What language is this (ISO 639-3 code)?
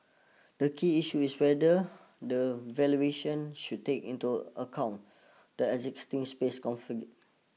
eng